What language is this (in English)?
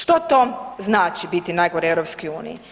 Croatian